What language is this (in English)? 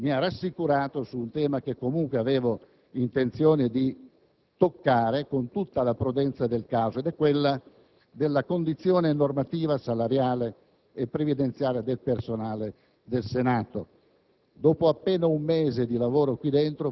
Italian